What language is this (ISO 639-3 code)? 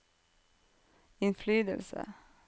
nor